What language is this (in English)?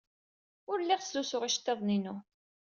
Kabyle